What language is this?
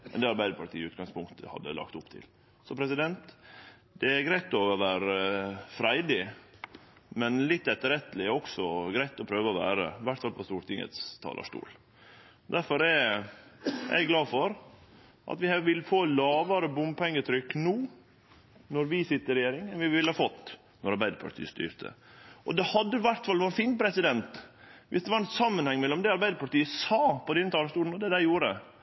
Norwegian Nynorsk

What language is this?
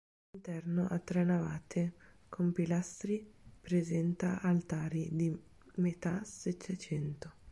Italian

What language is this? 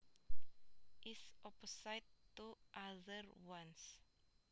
Javanese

